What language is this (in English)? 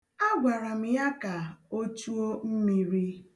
Igbo